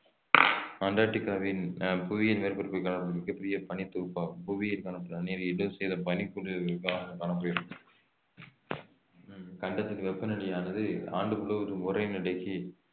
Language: Tamil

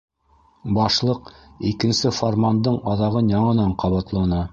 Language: Bashkir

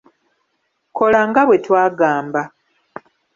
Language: Ganda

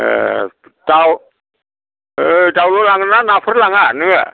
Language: Bodo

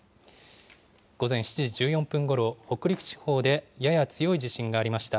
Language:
Japanese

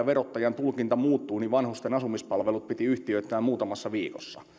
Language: Finnish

